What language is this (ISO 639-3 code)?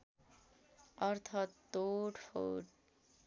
nep